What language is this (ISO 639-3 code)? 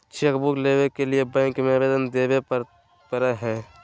mag